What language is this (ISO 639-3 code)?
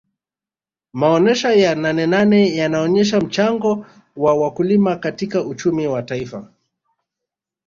swa